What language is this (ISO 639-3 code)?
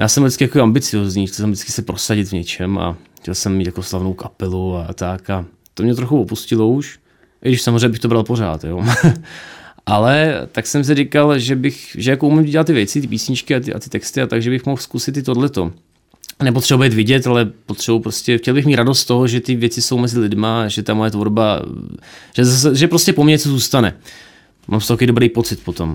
ces